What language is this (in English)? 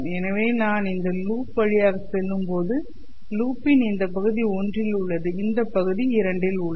Tamil